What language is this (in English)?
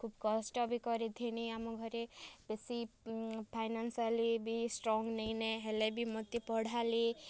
Odia